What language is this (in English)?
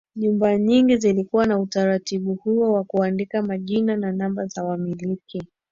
Swahili